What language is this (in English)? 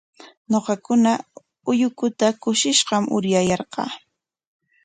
Corongo Ancash Quechua